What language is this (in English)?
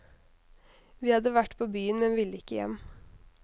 Norwegian